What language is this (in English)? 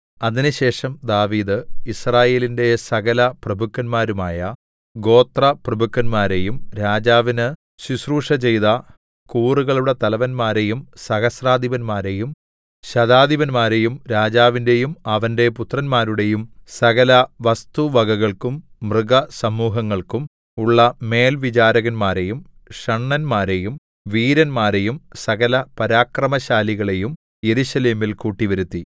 Malayalam